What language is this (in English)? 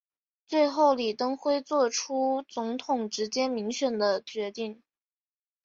Chinese